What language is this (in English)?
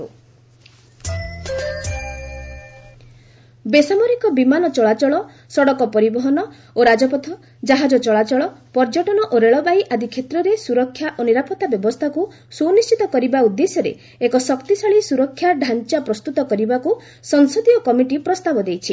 Odia